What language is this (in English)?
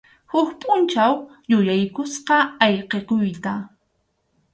Arequipa-La Unión Quechua